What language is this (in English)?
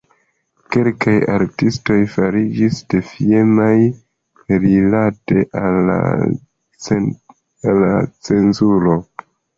Esperanto